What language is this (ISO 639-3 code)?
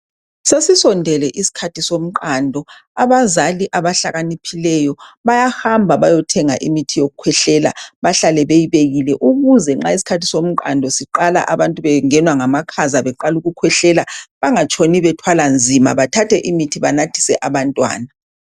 nde